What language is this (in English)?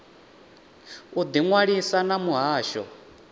Venda